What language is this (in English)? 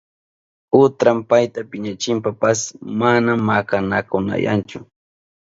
Southern Pastaza Quechua